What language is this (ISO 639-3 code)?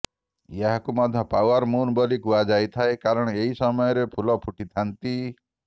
ori